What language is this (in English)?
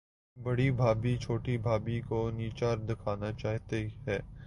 Urdu